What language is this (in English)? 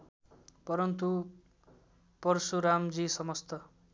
Nepali